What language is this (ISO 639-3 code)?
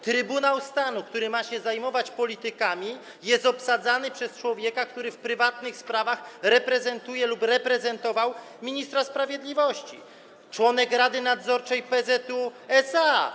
pol